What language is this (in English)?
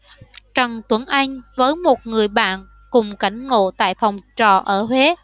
Vietnamese